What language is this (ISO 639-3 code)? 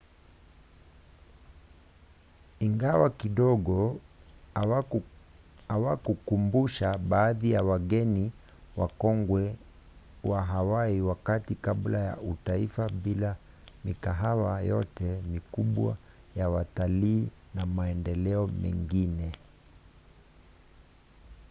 swa